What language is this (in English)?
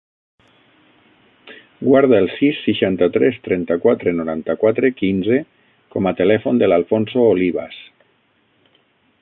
Catalan